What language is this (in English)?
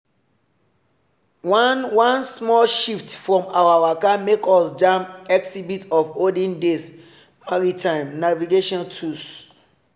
Nigerian Pidgin